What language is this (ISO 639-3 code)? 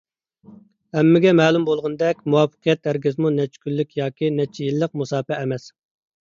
uig